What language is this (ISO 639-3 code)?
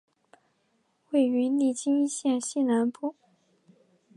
zho